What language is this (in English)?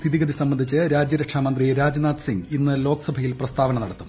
Malayalam